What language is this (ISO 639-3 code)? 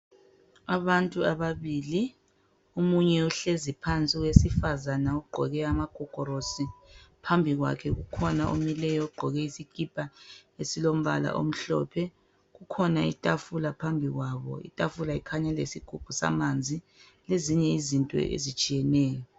nde